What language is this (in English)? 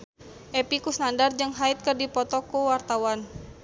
Sundanese